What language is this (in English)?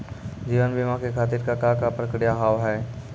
Maithili